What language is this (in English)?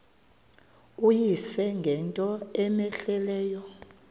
Xhosa